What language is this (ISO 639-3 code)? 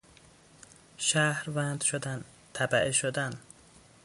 fas